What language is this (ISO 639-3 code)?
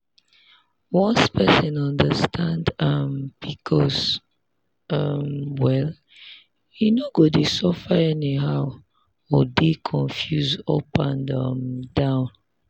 pcm